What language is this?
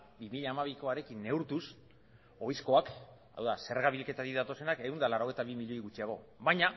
Basque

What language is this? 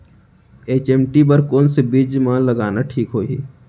Chhattisgarhi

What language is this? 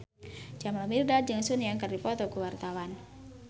Sundanese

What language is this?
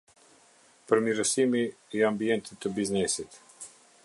Albanian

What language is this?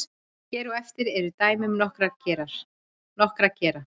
Icelandic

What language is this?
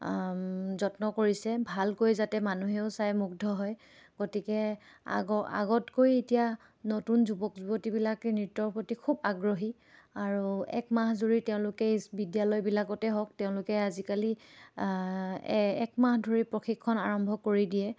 Assamese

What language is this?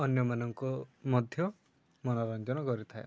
Odia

